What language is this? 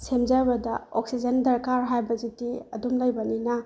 Manipuri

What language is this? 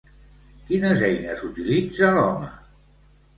Catalan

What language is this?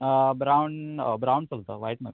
Konkani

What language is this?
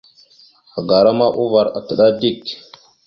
Mada (Cameroon)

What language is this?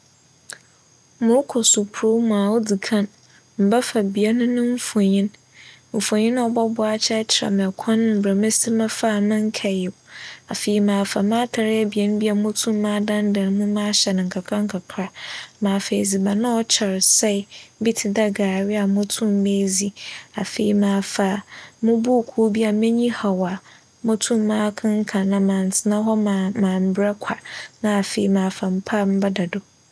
Akan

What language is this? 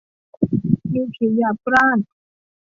Thai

